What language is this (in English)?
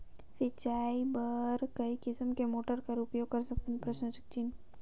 Chhattisgarhi